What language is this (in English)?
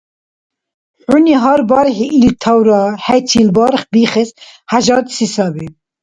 Dargwa